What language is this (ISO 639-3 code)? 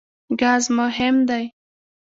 pus